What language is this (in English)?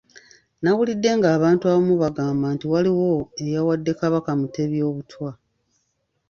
Ganda